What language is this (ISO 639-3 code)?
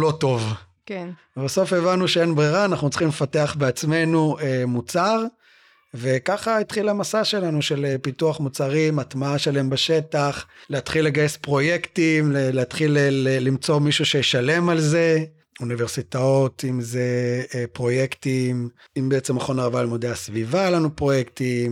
heb